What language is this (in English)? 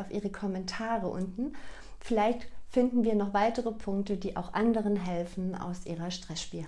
German